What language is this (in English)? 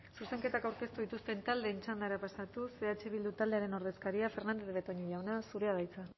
Basque